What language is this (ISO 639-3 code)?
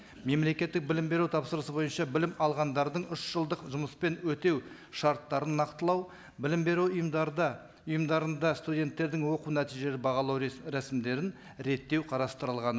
kaz